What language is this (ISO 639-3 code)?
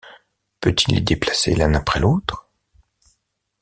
fra